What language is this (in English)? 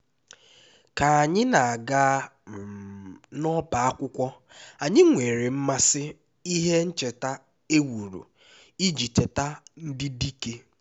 Igbo